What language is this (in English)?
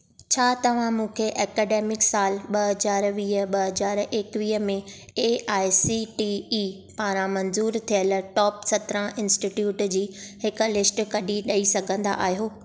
Sindhi